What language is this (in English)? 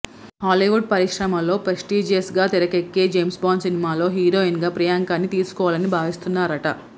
Telugu